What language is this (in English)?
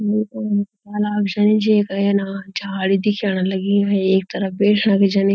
Garhwali